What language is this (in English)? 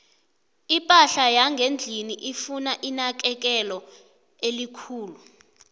South Ndebele